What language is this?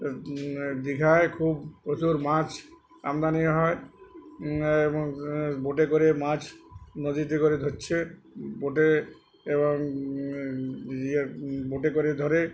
Bangla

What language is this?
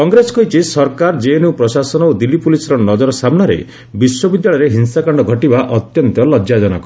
Odia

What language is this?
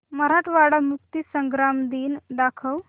Marathi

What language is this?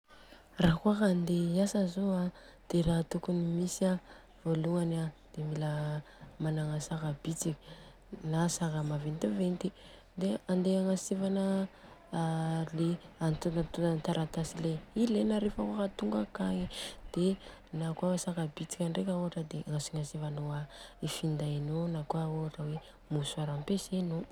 Southern Betsimisaraka Malagasy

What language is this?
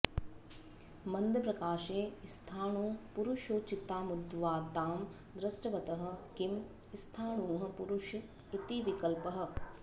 Sanskrit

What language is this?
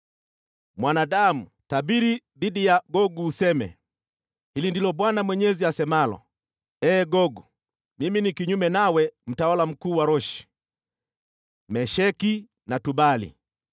Swahili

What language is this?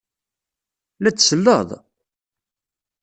Kabyle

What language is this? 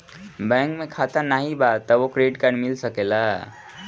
Bhojpuri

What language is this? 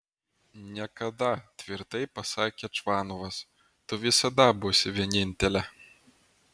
Lithuanian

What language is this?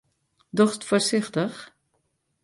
Western Frisian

